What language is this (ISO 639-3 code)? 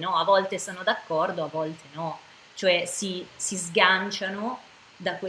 ita